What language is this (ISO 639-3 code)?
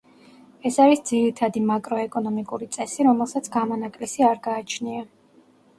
kat